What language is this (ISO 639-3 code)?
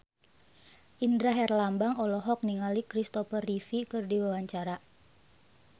sun